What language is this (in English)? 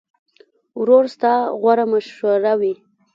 Pashto